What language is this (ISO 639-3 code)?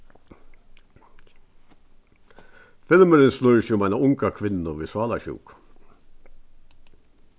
fao